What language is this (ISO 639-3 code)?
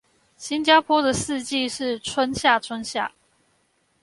zho